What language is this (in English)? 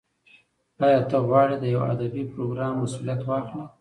Pashto